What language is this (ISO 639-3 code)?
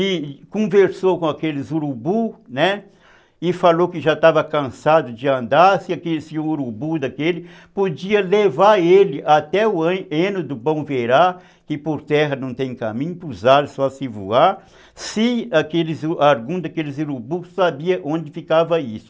por